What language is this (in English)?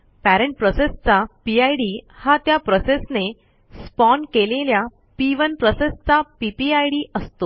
Marathi